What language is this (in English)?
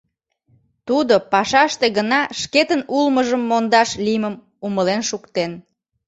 Mari